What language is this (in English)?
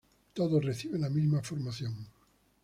Spanish